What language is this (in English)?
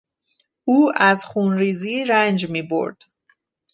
Persian